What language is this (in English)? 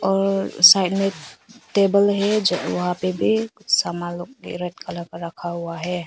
Hindi